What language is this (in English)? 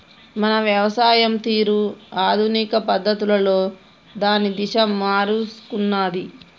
Telugu